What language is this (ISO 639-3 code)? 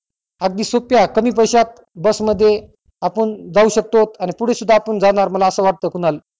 mar